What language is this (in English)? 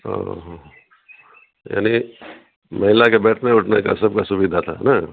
Urdu